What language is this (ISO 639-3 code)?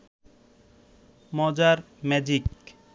ben